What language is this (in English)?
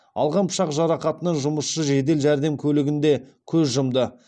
Kazakh